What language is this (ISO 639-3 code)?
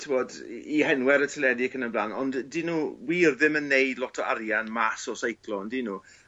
cym